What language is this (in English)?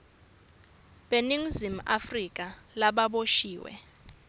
Swati